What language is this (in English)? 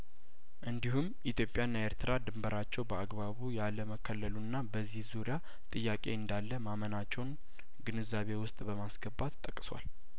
Amharic